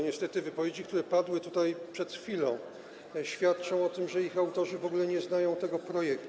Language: Polish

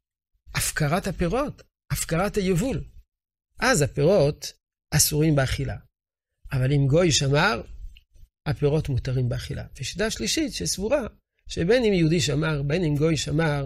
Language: Hebrew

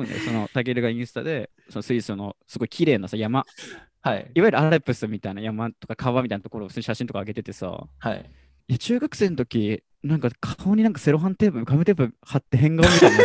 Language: Japanese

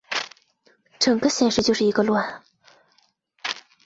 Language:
Chinese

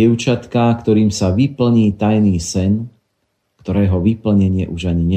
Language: Slovak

